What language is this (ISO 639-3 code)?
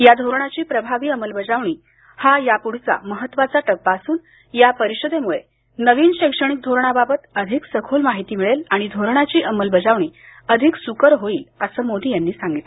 mar